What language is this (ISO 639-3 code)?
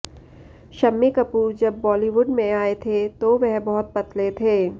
hin